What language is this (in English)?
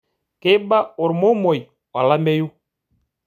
Masai